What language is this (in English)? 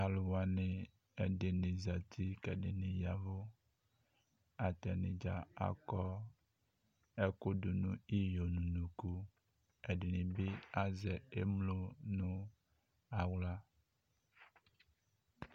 Ikposo